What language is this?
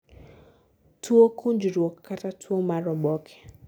Luo (Kenya and Tanzania)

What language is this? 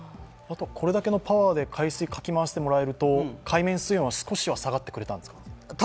Japanese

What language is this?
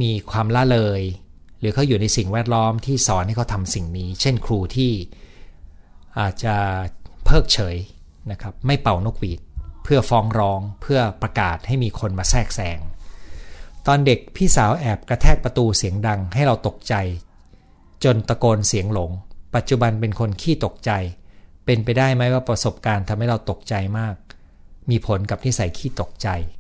Thai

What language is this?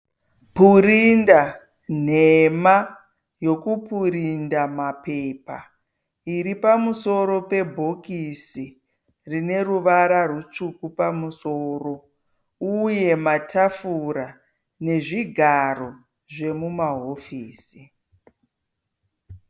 Shona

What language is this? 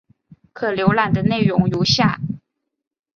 Chinese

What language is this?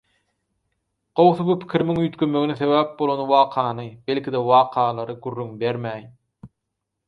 Turkmen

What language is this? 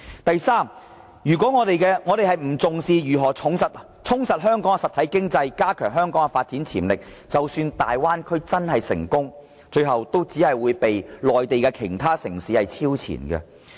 Cantonese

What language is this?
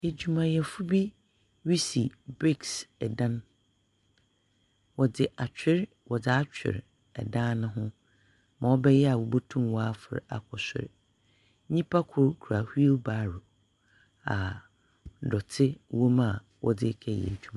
Akan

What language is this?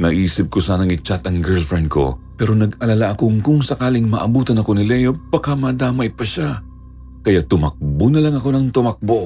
Filipino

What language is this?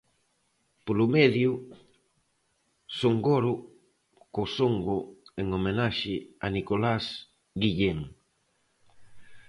Galician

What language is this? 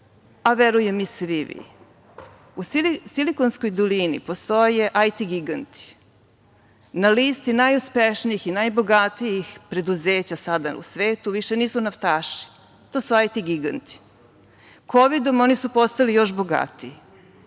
Serbian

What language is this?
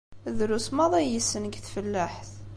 Kabyle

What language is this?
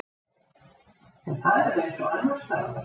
Icelandic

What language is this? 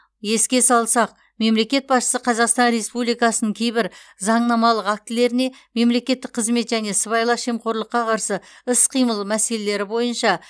Kazakh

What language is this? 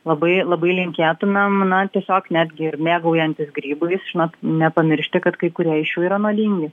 Lithuanian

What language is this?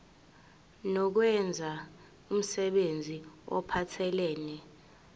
Zulu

